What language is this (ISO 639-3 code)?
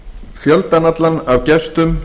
isl